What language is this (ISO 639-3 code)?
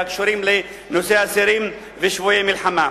heb